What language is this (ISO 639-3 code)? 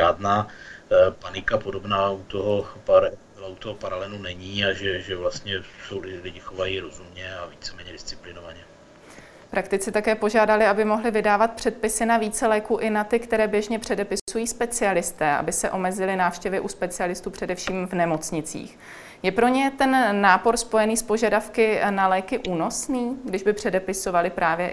ces